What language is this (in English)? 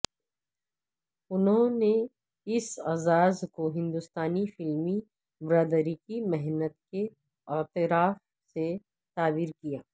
Urdu